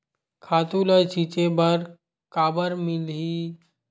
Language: Chhattisgarhi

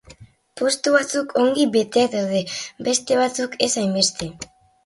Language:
Basque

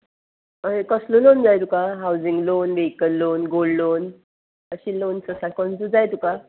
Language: Konkani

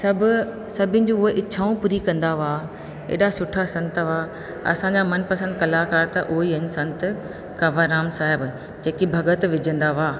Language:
Sindhi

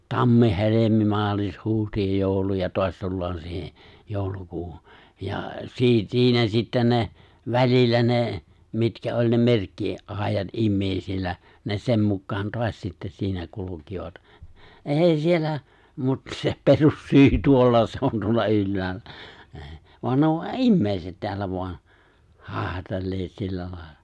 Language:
Finnish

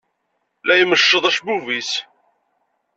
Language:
Kabyle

